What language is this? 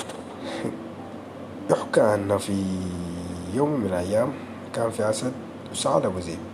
Arabic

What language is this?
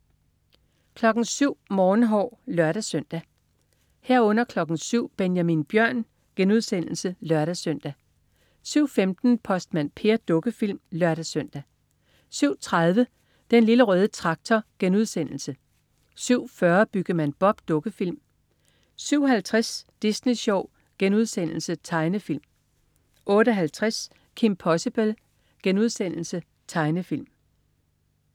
Danish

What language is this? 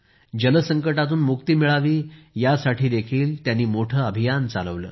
Marathi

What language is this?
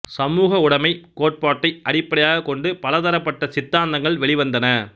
Tamil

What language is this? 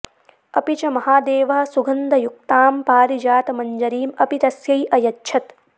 Sanskrit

